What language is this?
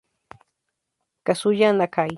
Spanish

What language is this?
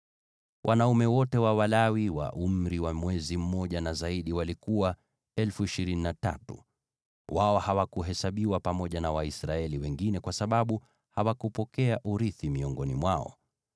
Swahili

